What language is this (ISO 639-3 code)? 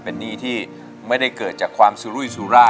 tha